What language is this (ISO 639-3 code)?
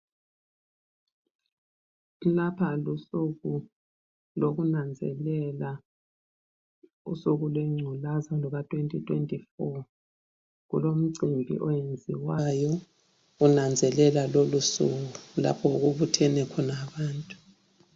nde